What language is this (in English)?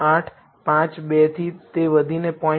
Gujarati